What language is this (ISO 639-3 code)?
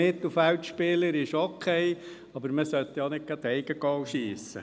gsw